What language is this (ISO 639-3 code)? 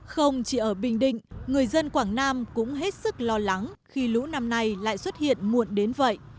vie